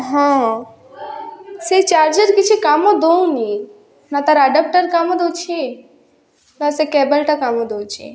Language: Odia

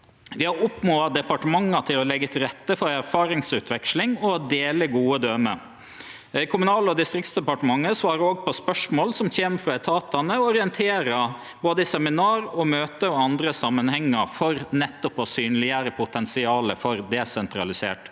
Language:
Norwegian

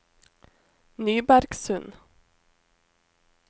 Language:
Norwegian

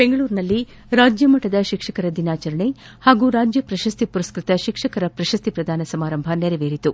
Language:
Kannada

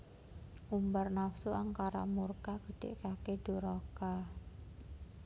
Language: Javanese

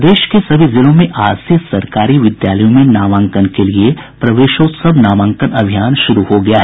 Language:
Hindi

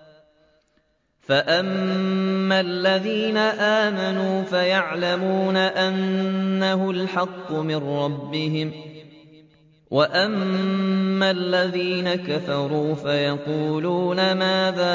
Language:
Arabic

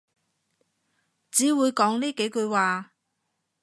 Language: Cantonese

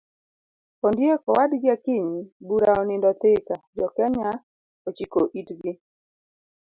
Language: Luo (Kenya and Tanzania)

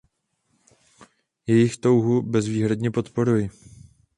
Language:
Czech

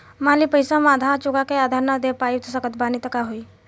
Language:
Bhojpuri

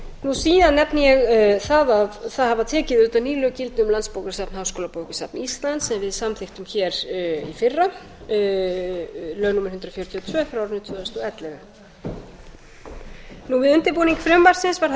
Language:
Icelandic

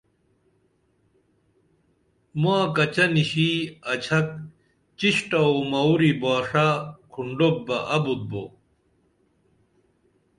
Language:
Dameli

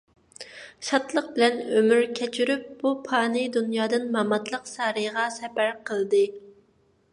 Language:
Uyghur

